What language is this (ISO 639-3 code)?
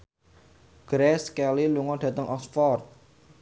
jav